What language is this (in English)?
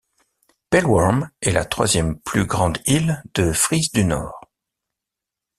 French